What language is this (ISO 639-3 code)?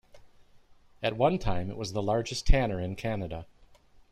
eng